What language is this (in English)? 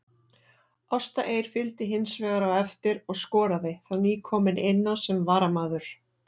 Icelandic